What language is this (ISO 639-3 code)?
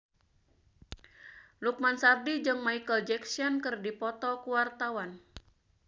sun